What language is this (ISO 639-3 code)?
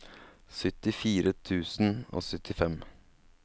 nor